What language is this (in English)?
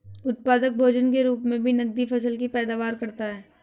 Hindi